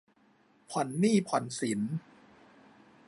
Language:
Thai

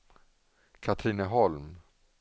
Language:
Swedish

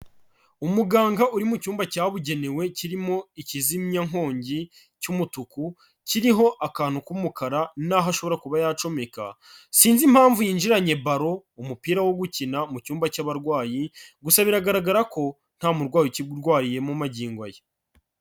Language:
Kinyarwanda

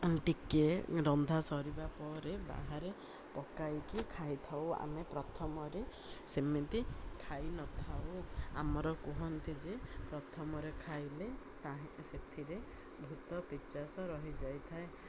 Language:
Odia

